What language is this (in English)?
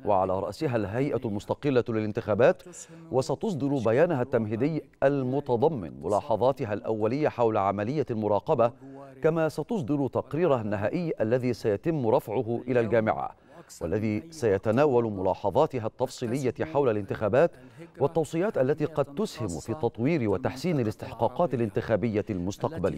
Arabic